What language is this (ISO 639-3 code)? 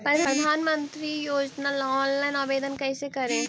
mag